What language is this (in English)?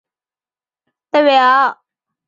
Chinese